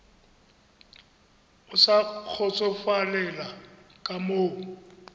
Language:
Tswana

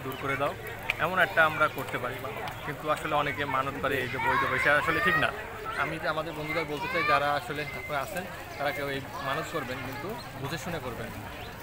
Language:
Bangla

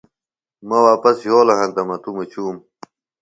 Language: Phalura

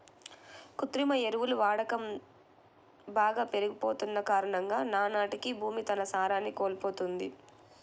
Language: Telugu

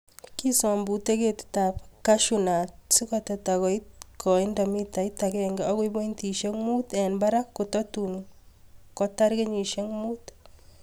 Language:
Kalenjin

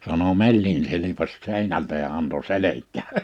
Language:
Finnish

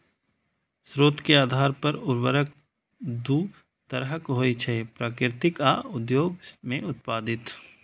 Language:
Maithili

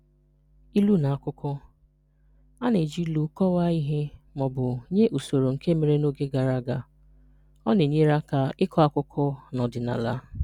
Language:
Igbo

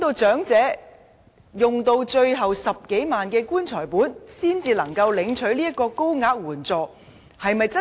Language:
Cantonese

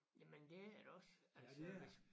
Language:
Danish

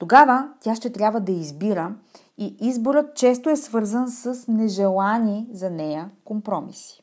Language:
Bulgarian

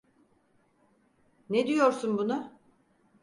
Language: Turkish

